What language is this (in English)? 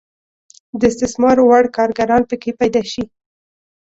Pashto